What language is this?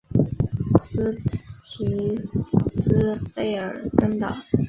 Chinese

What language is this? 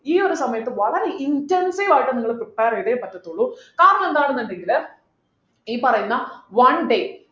Malayalam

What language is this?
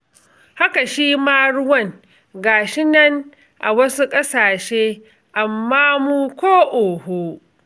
Hausa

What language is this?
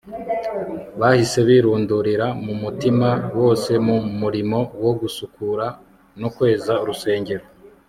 Kinyarwanda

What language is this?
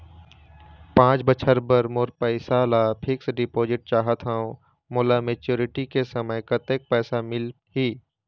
Chhattisgarhi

